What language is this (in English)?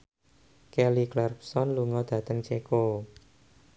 Javanese